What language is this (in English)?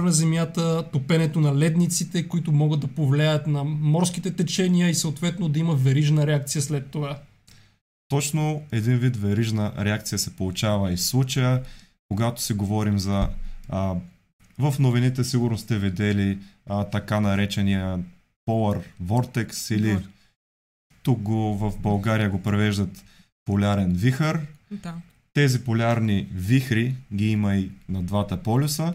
Bulgarian